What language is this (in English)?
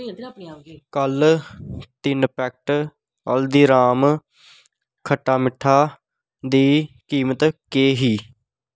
Dogri